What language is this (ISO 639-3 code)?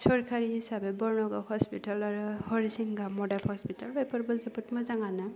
brx